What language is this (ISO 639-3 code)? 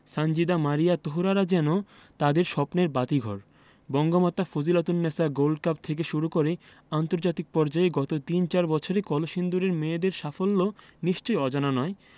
ben